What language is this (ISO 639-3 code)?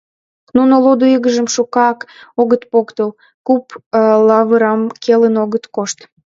chm